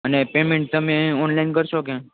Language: Gujarati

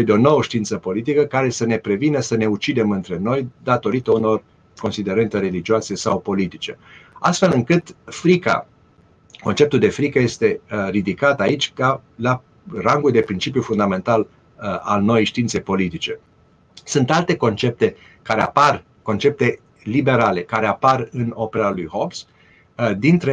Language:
Romanian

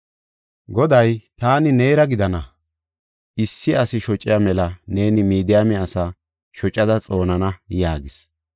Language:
Gofa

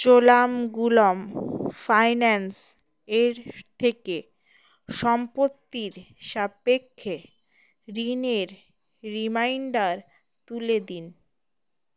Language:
Bangla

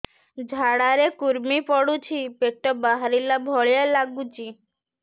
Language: Odia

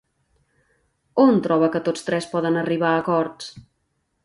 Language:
Catalan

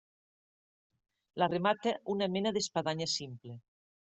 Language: Catalan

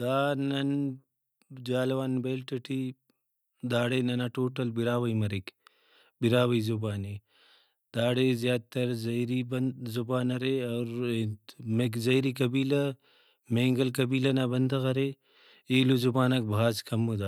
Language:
Brahui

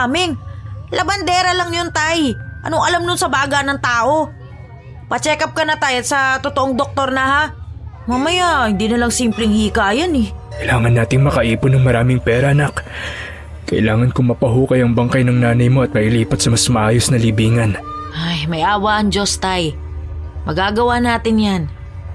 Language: Filipino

